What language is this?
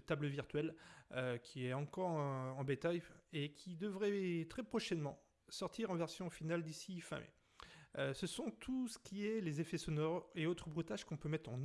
French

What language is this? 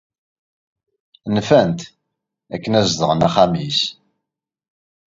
Kabyle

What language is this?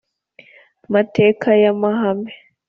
Kinyarwanda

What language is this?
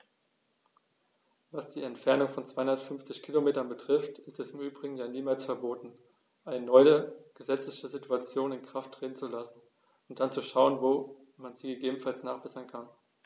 German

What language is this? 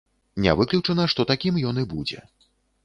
Belarusian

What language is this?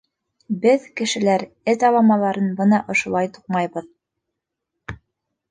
Bashkir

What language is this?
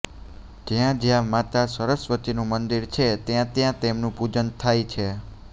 Gujarati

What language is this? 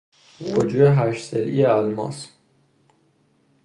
Persian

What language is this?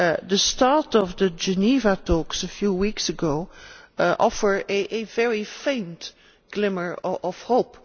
English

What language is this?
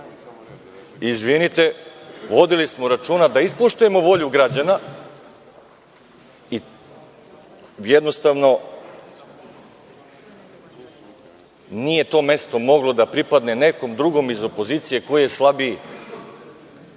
Serbian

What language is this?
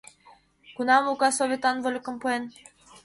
Mari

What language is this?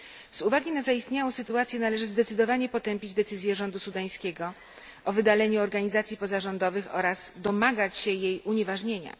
Polish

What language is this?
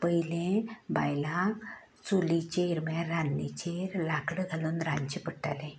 Konkani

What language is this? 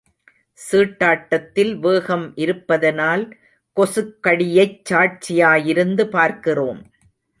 Tamil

